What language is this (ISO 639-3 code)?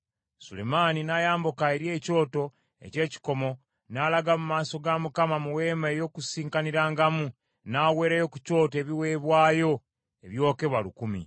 lug